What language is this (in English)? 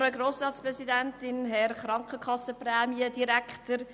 Swiss German